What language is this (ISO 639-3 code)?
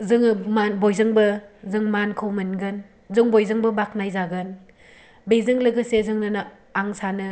brx